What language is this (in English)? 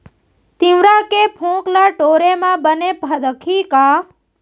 Chhattisgarhi